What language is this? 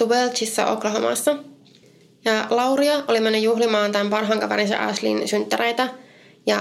Finnish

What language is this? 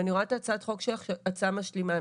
Hebrew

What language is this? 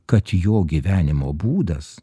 Lithuanian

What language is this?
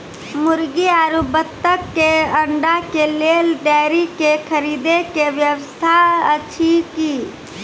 Maithili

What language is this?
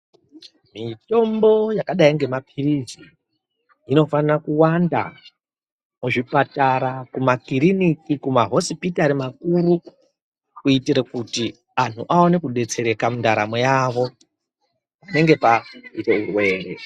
Ndau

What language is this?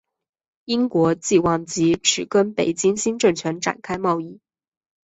Chinese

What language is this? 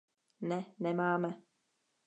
Czech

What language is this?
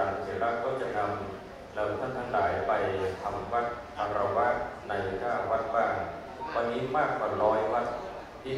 Thai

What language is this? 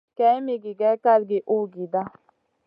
Masana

